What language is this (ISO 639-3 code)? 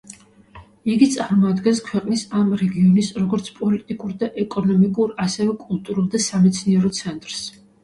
kat